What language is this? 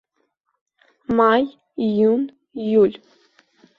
Abkhazian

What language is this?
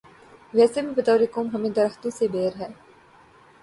Urdu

